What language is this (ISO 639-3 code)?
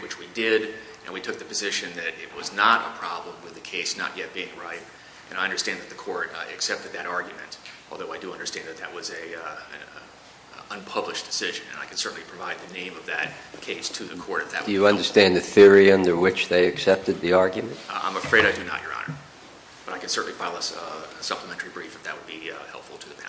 eng